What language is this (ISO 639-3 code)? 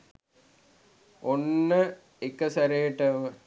sin